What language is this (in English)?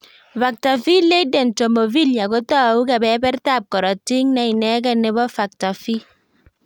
Kalenjin